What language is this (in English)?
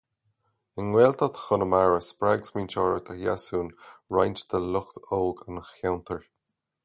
Irish